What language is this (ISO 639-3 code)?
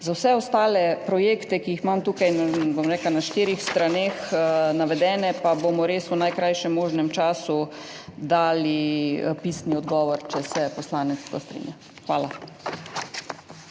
slv